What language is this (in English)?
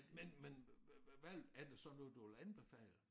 Danish